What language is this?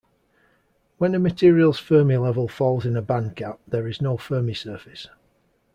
English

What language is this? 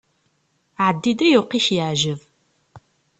Kabyle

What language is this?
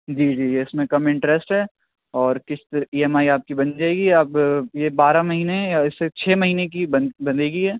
Urdu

